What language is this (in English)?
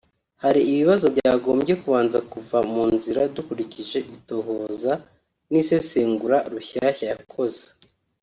Kinyarwanda